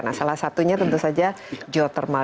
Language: Indonesian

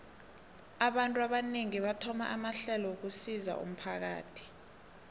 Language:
South Ndebele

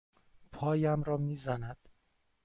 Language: Persian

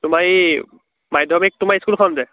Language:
Assamese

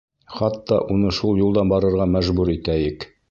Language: Bashkir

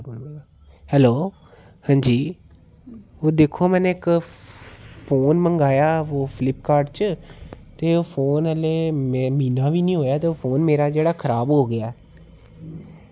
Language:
Dogri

